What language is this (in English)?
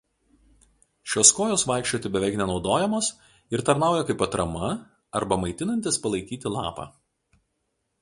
Lithuanian